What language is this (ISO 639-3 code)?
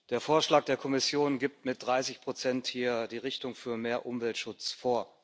deu